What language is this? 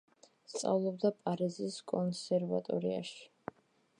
Georgian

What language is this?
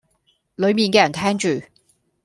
Cantonese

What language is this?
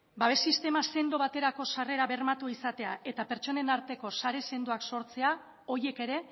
Basque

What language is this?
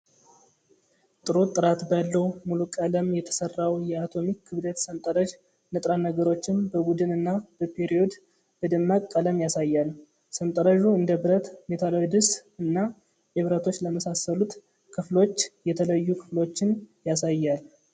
Amharic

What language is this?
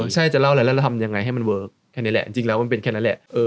Thai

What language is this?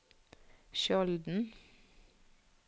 Norwegian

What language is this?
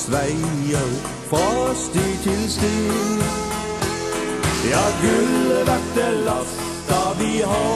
Norwegian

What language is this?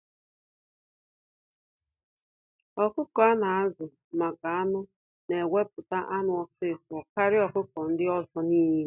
Igbo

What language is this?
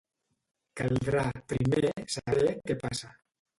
Catalan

